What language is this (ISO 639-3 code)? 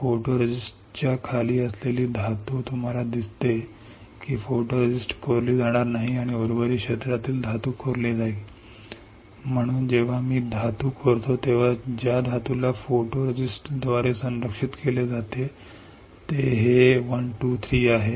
mar